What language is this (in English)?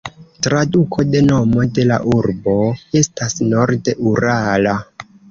Esperanto